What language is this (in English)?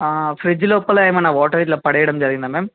Telugu